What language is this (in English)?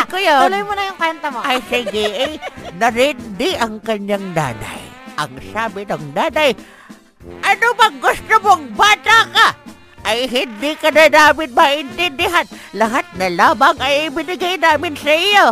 Filipino